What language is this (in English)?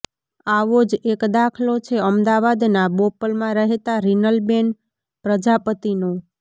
Gujarati